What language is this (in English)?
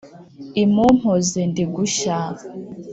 Kinyarwanda